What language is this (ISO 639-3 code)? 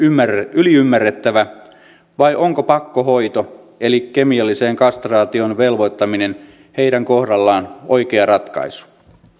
fin